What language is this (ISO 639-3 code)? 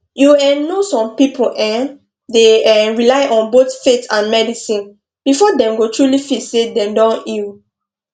pcm